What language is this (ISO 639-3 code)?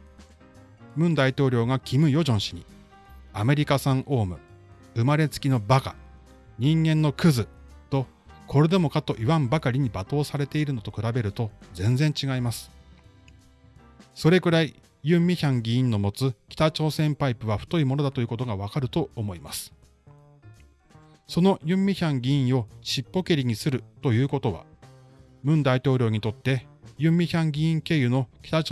jpn